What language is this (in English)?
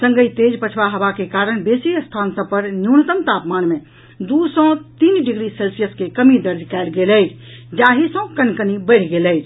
Maithili